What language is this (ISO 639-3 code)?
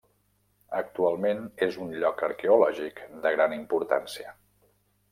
cat